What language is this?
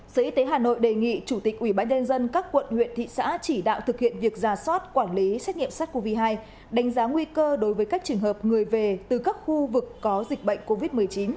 Vietnamese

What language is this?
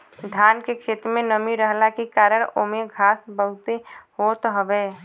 Bhojpuri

